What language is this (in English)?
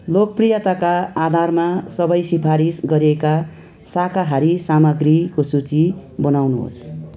Nepali